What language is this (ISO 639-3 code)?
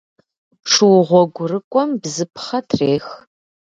kbd